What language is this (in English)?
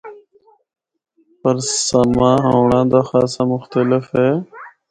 Northern Hindko